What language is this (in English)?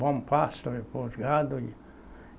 Portuguese